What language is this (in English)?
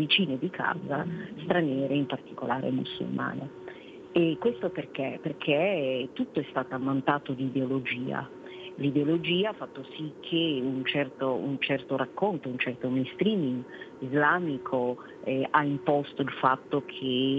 Italian